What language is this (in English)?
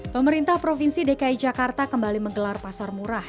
Indonesian